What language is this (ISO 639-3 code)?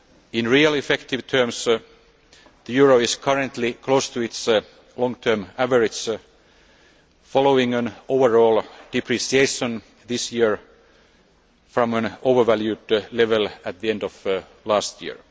eng